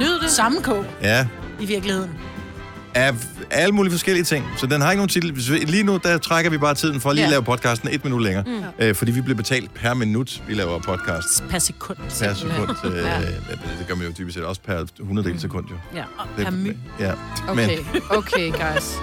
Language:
Danish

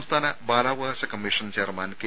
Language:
Malayalam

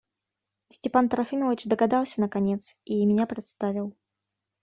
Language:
Russian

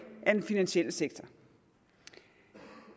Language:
Danish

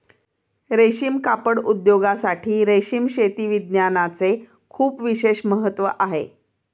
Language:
Marathi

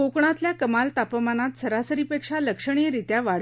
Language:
Marathi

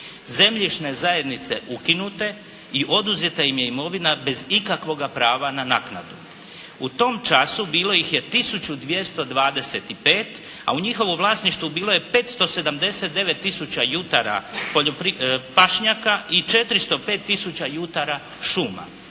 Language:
Croatian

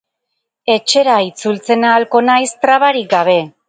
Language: Basque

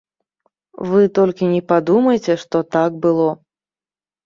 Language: Belarusian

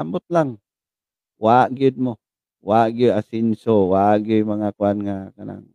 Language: Filipino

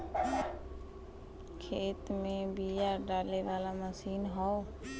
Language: Bhojpuri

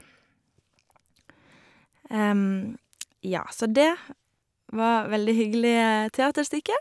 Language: Norwegian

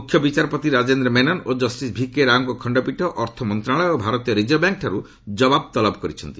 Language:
Odia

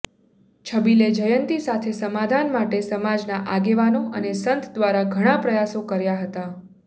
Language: Gujarati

